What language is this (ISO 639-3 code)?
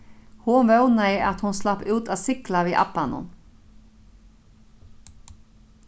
fao